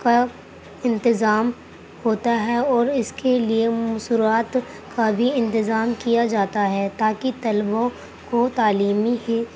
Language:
Urdu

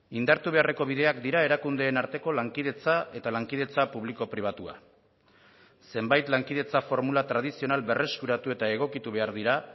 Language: Basque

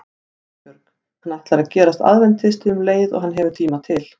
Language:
Icelandic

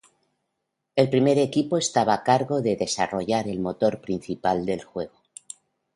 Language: Spanish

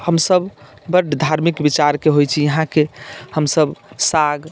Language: Maithili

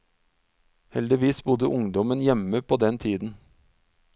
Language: Norwegian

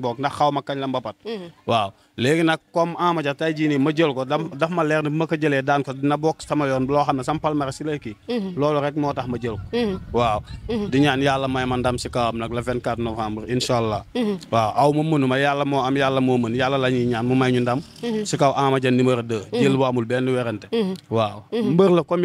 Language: Indonesian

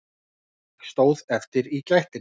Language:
Icelandic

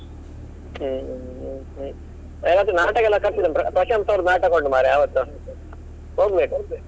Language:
Kannada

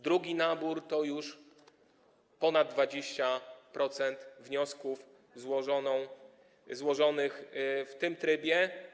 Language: Polish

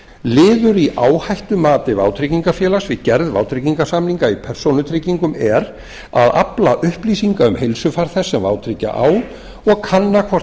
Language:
Icelandic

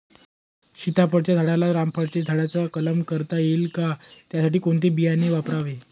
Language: Marathi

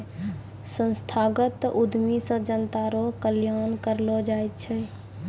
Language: Maithili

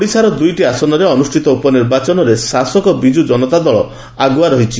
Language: Odia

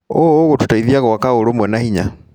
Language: Kikuyu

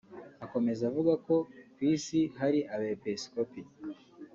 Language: Kinyarwanda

